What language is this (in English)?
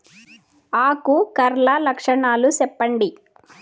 Telugu